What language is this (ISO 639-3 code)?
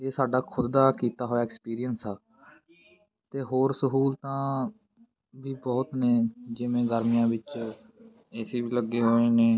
pan